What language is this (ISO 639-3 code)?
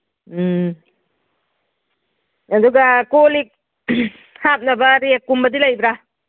mni